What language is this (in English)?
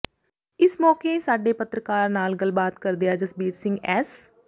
Punjabi